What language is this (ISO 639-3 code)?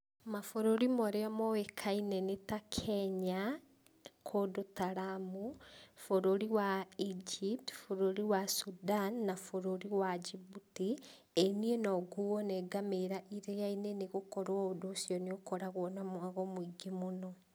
kik